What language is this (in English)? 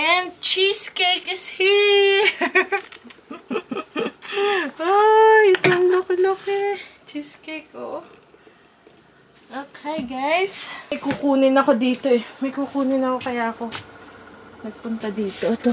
Filipino